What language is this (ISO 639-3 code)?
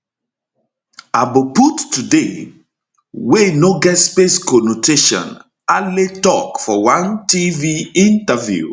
pcm